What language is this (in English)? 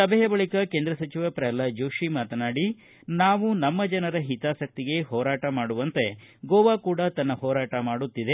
Kannada